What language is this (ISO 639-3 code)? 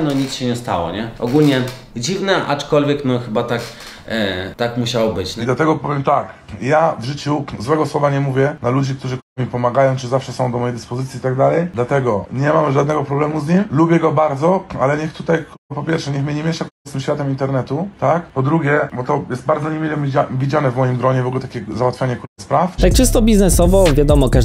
pol